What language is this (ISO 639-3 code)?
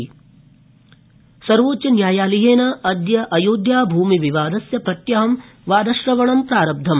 san